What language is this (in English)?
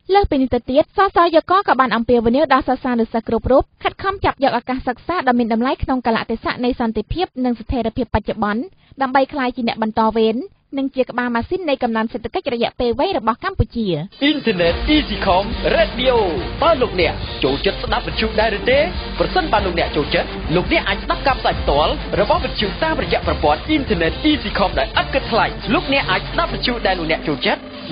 Thai